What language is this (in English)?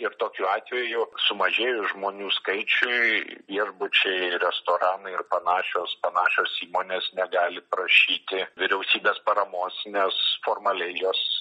Lithuanian